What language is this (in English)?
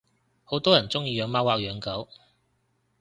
Cantonese